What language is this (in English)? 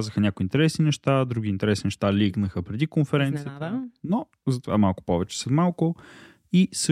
Bulgarian